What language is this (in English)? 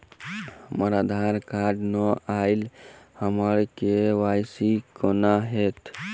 Maithili